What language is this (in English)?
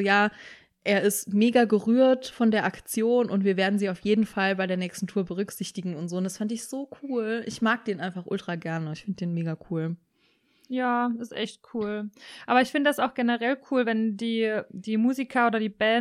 German